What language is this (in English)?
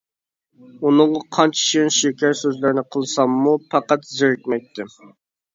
Uyghur